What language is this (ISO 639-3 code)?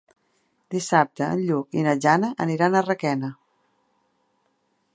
cat